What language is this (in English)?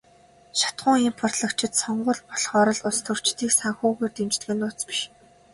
Mongolian